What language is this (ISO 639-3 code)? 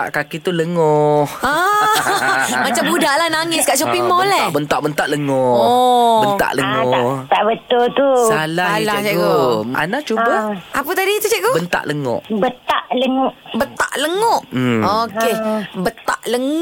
msa